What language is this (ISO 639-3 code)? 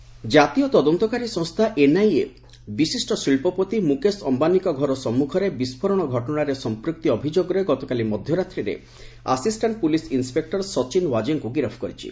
ori